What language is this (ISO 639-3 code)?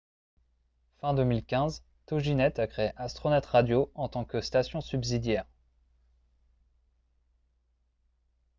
fra